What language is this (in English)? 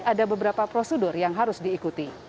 Indonesian